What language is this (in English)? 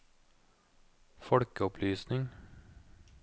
Norwegian